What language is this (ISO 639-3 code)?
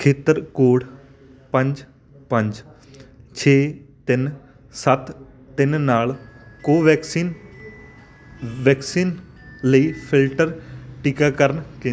pan